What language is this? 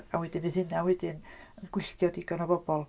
Welsh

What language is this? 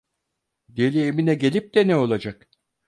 Turkish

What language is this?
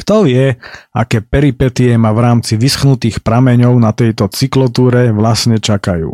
Slovak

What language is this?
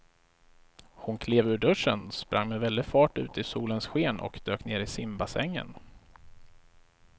Swedish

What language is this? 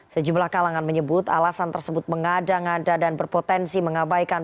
Indonesian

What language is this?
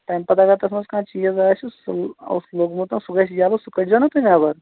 Kashmiri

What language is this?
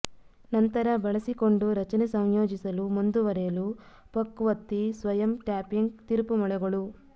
Kannada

